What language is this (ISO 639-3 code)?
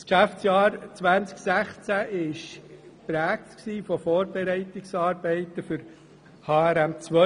gsw